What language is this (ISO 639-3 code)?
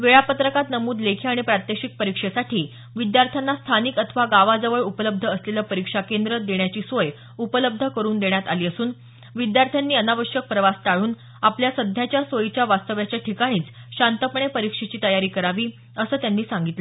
mar